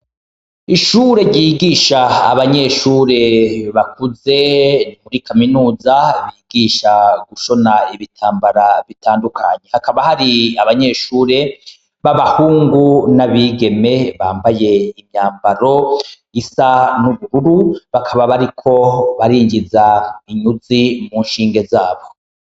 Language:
Rundi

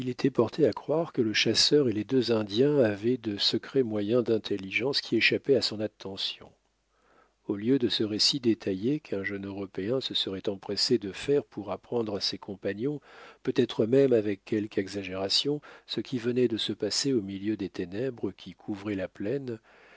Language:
French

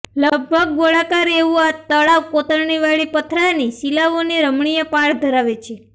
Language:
Gujarati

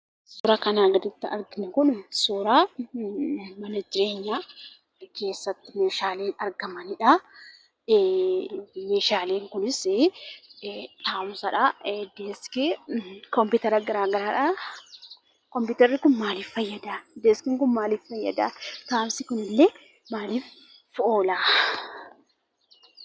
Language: Oromo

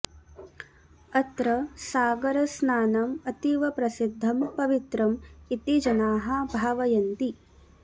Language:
Sanskrit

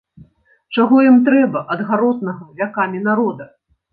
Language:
Belarusian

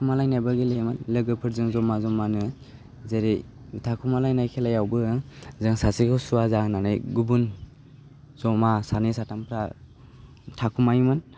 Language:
Bodo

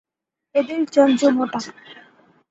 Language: Bangla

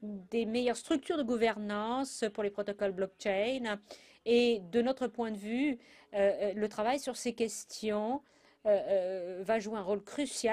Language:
French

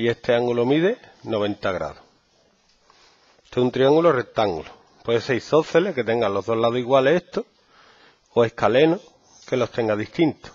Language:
Spanish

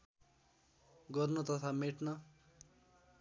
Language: Nepali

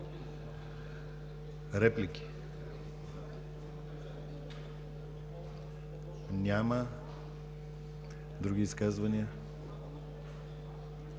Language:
Bulgarian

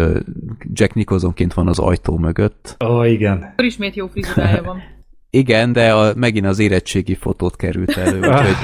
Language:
Hungarian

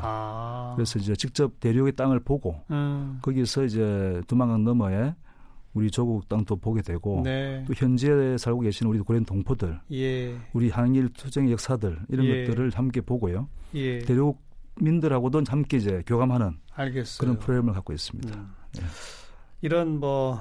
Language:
Korean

